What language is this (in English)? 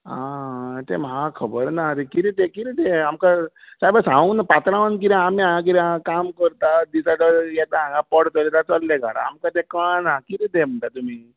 Konkani